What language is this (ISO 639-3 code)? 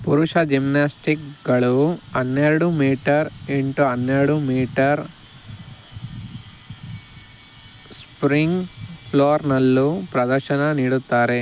kan